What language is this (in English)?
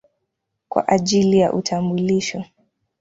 Swahili